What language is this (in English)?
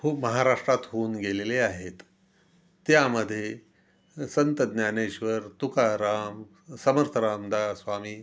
Marathi